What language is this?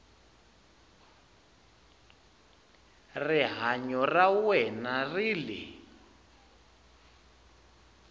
Tsonga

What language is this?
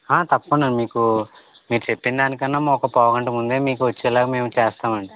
Telugu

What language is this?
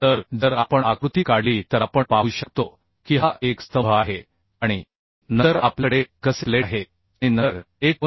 Marathi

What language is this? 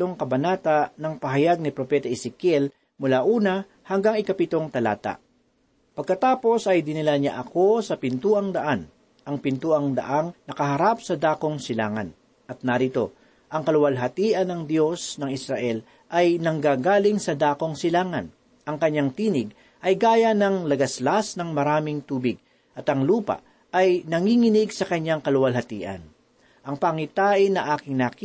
Filipino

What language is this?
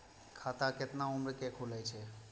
Maithili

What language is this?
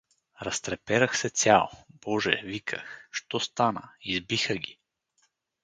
Bulgarian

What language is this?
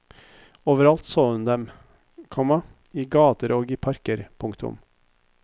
Norwegian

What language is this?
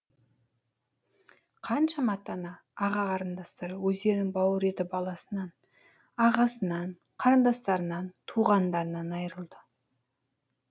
Kazakh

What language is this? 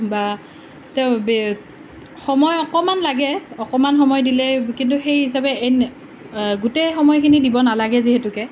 Assamese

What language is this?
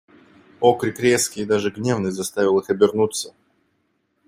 Russian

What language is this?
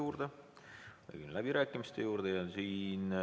Estonian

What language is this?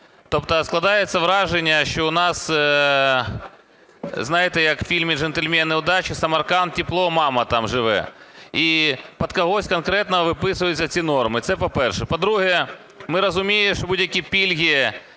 Ukrainian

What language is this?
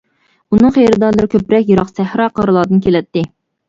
Uyghur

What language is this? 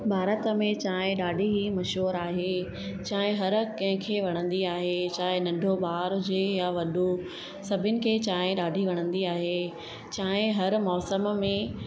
Sindhi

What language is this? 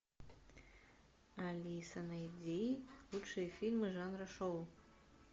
Russian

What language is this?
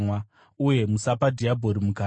Shona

